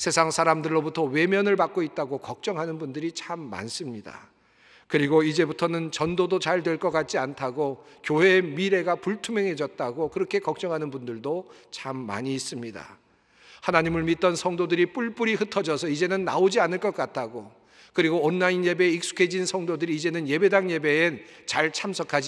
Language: Korean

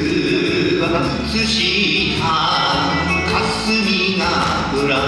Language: Japanese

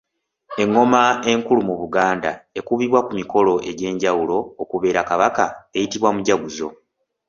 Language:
Ganda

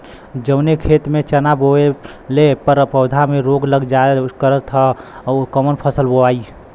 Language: Bhojpuri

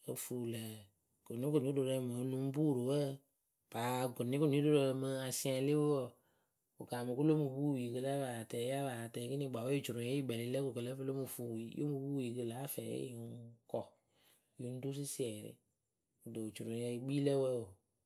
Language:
Akebu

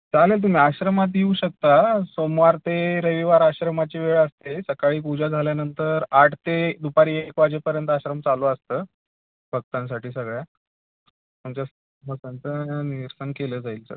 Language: Marathi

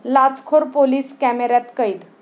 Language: Marathi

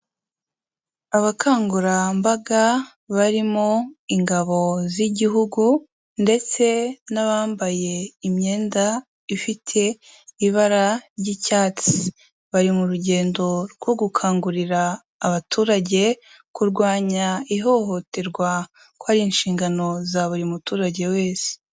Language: Kinyarwanda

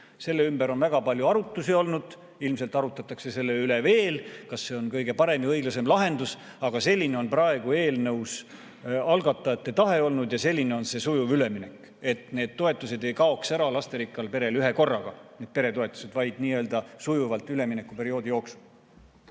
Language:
Estonian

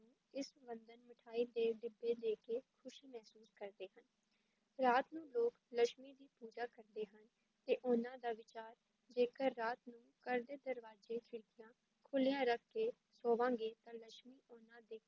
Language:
Punjabi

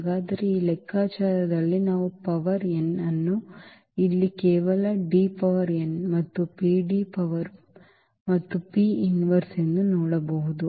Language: Kannada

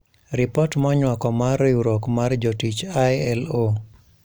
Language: Luo (Kenya and Tanzania)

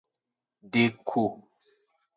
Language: Aja (Benin)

